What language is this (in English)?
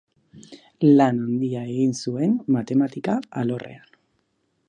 Basque